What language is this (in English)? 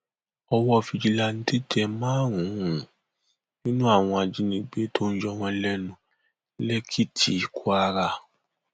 Yoruba